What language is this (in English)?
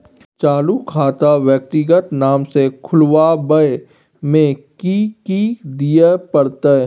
Maithili